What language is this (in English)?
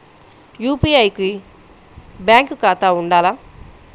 Telugu